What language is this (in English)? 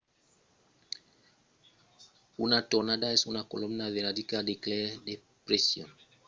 Occitan